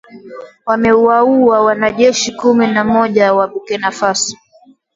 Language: Swahili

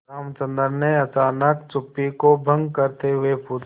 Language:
Hindi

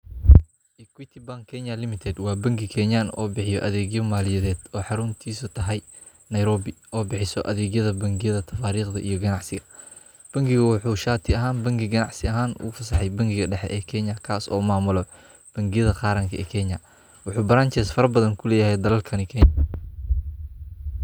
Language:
Somali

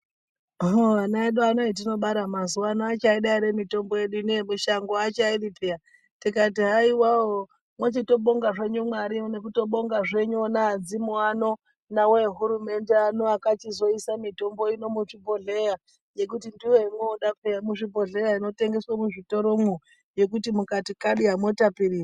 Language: Ndau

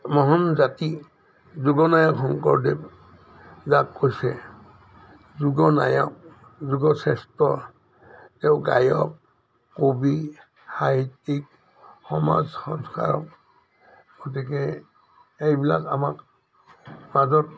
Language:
Assamese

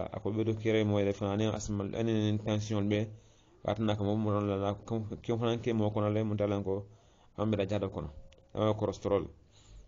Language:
Indonesian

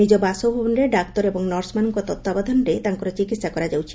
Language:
Odia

